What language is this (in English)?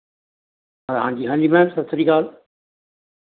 Punjabi